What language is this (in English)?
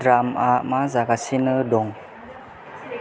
Bodo